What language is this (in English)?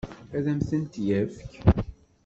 Kabyle